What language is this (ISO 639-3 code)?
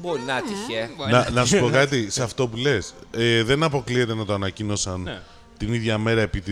ell